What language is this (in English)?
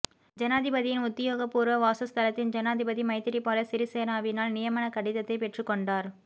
Tamil